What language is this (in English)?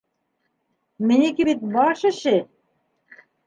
Bashkir